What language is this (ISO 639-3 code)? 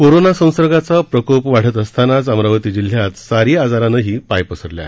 mar